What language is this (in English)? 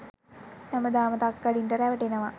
Sinhala